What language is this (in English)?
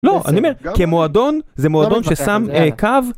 Hebrew